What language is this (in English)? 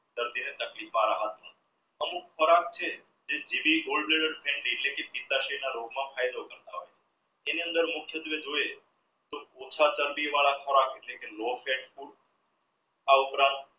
Gujarati